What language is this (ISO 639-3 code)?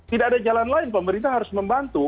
ind